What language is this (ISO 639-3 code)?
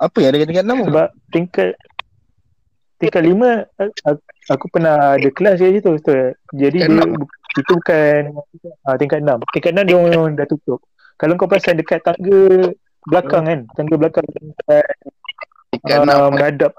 msa